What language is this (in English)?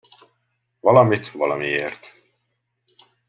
Hungarian